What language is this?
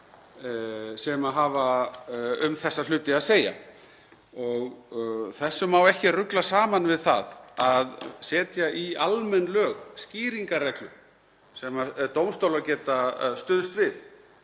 Icelandic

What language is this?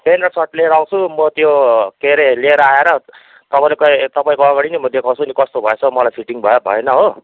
Nepali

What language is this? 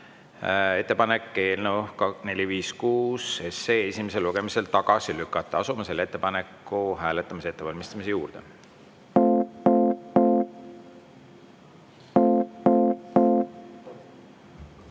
Estonian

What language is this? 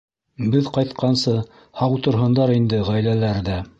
Bashkir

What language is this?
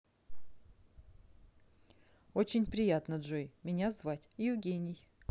Russian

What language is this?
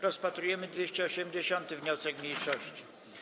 Polish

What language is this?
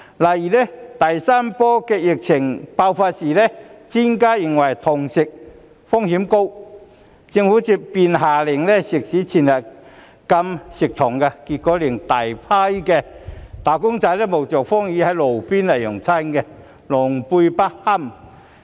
Cantonese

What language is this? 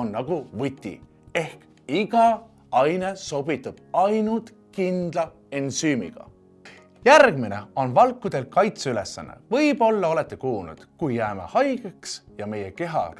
Estonian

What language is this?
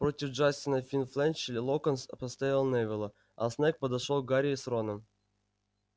Russian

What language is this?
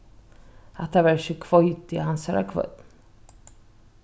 Faroese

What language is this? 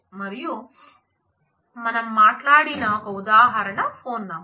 Telugu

